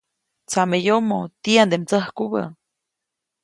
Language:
Copainalá Zoque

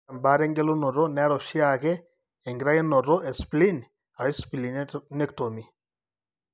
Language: Masai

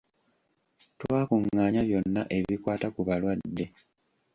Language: Ganda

